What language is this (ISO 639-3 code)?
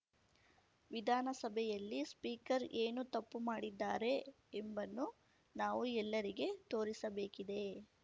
kan